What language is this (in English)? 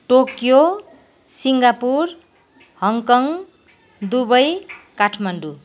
Nepali